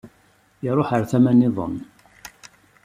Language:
Kabyle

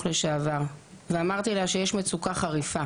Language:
Hebrew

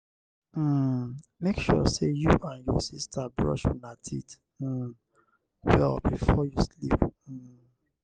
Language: Nigerian Pidgin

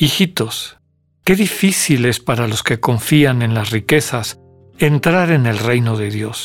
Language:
Spanish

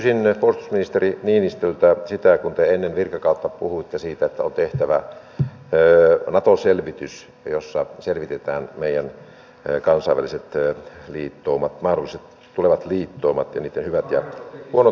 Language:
Finnish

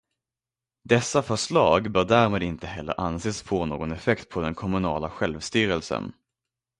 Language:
Swedish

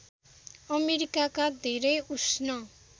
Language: Nepali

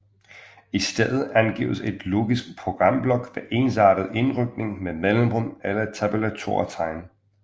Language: Danish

